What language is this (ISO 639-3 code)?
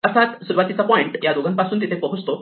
mar